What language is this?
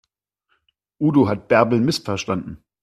German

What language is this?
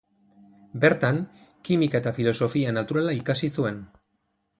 Basque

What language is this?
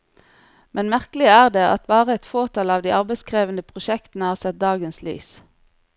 Norwegian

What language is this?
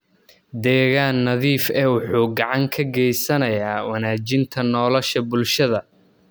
Somali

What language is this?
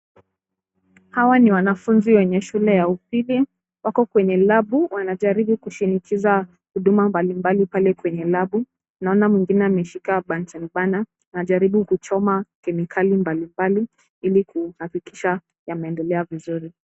Swahili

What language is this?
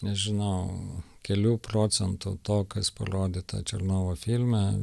Lithuanian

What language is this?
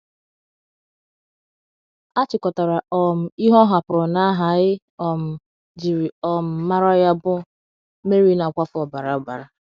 Igbo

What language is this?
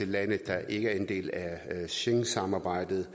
Danish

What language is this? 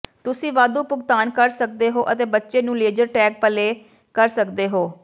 Punjabi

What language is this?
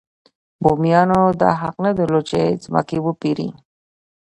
Pashto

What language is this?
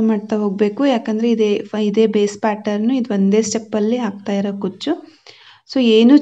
Kannada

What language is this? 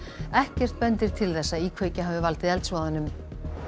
Icelandic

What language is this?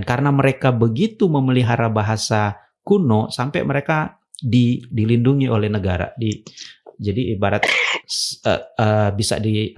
Indonesian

